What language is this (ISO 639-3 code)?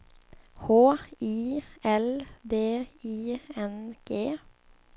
swe